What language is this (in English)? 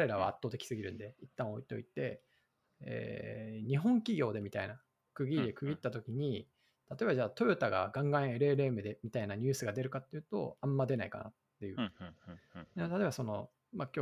Japanese